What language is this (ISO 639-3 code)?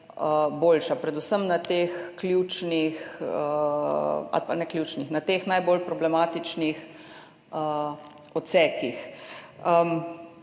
slv